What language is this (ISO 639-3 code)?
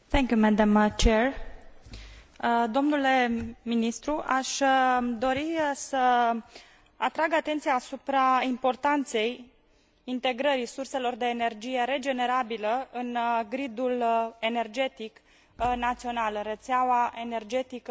ron